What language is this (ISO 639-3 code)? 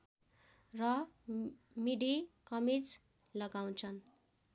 nep